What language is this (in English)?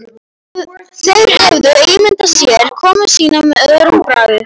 Icelandic